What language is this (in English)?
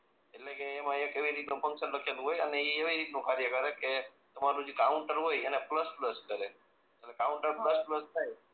Gujarati